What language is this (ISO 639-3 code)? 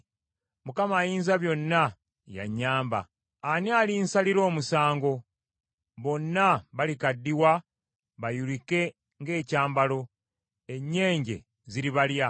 lug